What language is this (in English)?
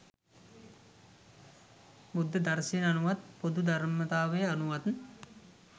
Sinhala